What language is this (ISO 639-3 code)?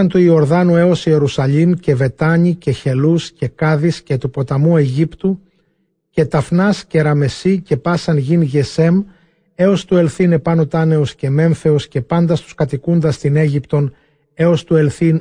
ell